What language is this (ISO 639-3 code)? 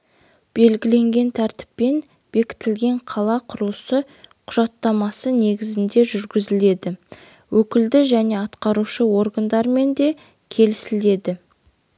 kaz